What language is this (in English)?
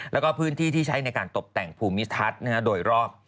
Thai